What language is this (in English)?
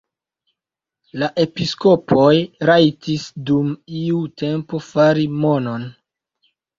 Esperanto